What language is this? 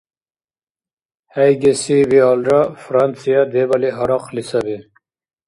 Dargwa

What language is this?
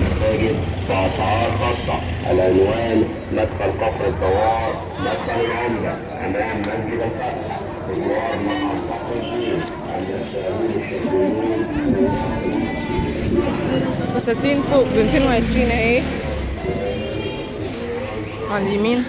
Arabic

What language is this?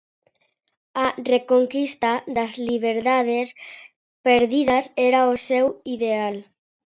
Galician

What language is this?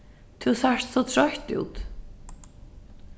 Faroese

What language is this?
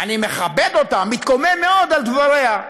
Hebrew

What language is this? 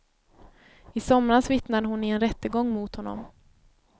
Swedish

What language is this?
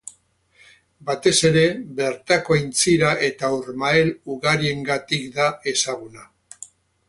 Basque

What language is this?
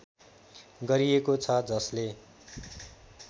Nepali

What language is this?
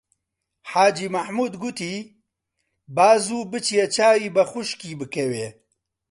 Central Kurdish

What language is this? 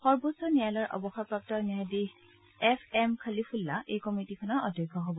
Assamese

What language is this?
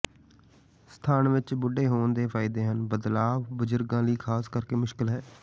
Punjabi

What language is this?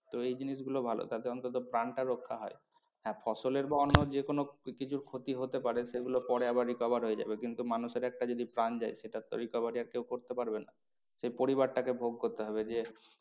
Bangla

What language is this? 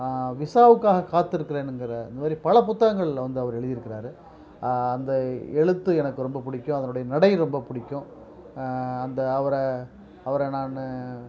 Tamil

